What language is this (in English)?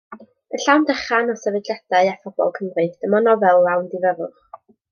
Welsh